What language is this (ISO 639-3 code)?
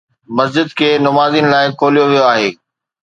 snd